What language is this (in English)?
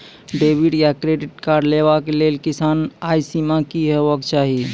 Maithili